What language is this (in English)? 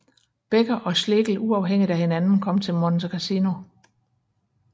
Danish